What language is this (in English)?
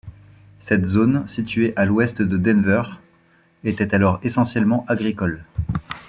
French